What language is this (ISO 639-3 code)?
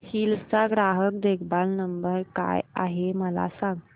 mar